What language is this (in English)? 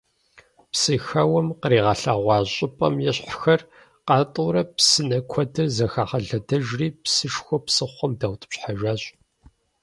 Kabardian